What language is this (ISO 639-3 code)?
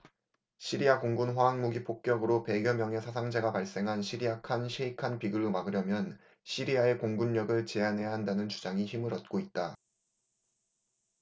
kor